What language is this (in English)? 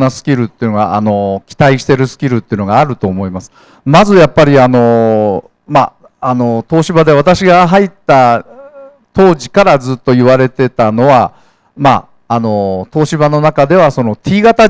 Japanese